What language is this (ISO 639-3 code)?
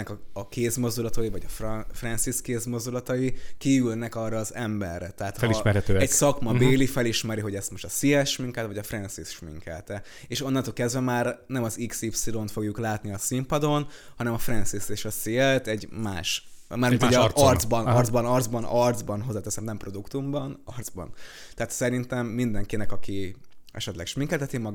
hun